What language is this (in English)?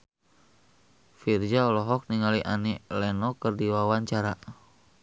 Sundanese